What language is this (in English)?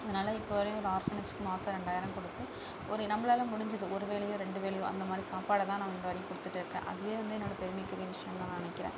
Tamil